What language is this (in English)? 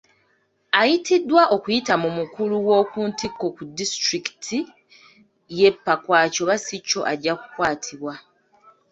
Ganda